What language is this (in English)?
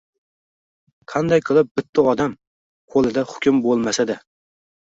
Uzbek